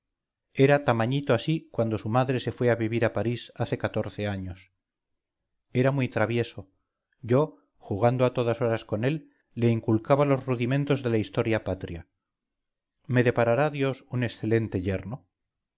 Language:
Spanish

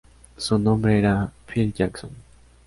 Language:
Spanish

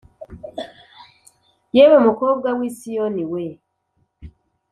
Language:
Kinyarwanda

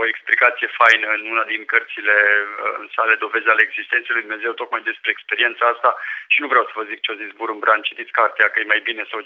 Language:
Romanian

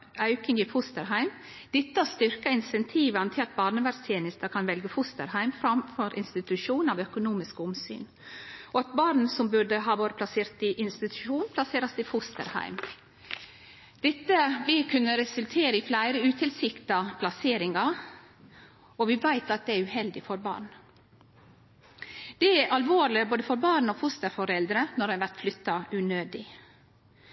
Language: Norwegian Nynorsk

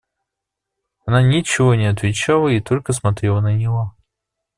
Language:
Russian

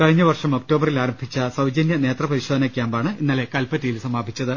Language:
Malayalam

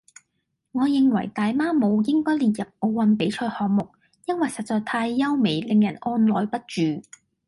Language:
Cantonese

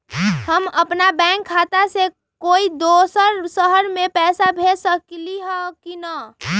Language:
Magahi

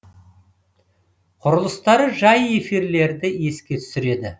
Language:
Kazakh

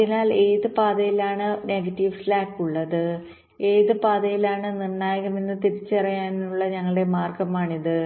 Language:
Malayalam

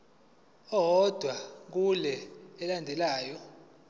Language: Zulu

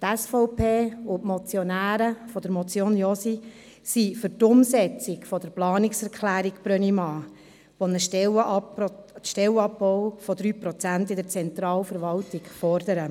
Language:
Swiss German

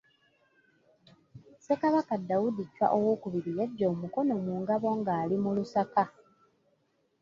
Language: Ganda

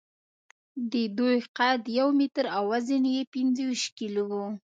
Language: Pashto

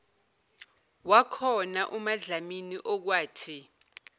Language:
Zulu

